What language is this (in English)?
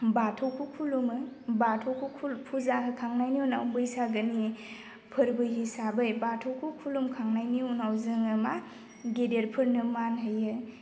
Bodo